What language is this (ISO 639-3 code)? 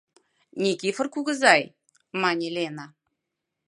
chm